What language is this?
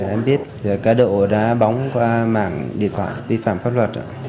Vietnamese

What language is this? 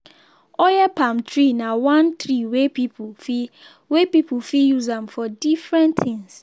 Nigerian Pidgin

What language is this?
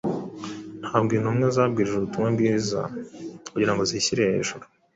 Kinyarwanda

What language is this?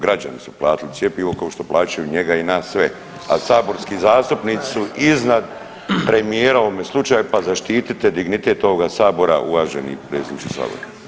Croatian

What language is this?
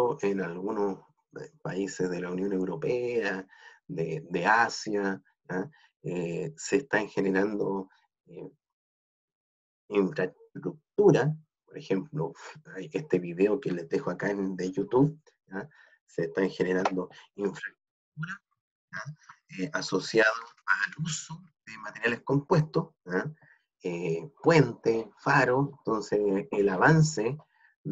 Spanish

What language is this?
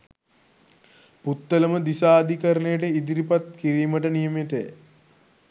Sinhala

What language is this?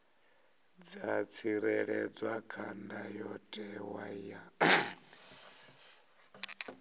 Venda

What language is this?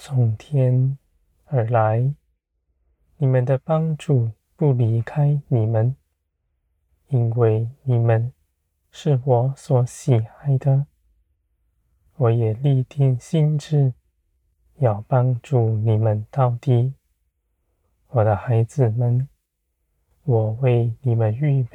Chinese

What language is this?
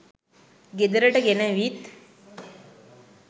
Sinhala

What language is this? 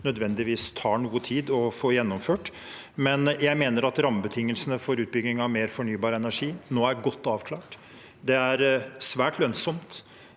Norwegian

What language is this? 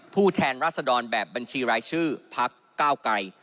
Thai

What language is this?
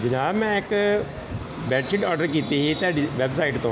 Punjabi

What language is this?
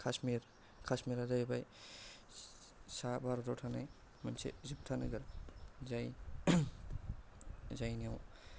Bodo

